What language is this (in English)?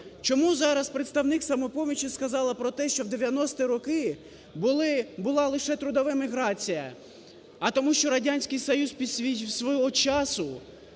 Ukrainian